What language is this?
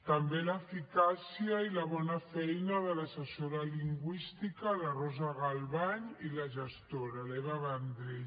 Catalan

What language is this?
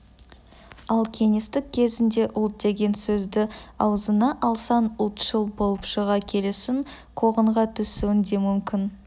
Kazakh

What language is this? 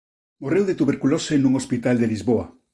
Galician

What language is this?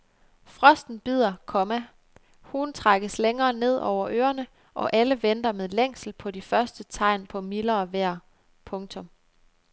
Danish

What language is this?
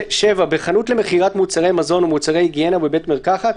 Hebrew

